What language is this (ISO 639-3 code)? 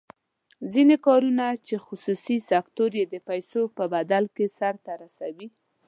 pus